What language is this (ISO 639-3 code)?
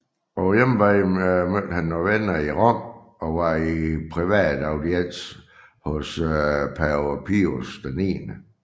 dan